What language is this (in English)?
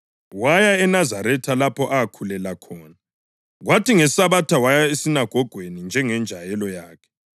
North Ndebele